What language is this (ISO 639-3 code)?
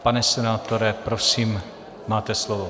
ces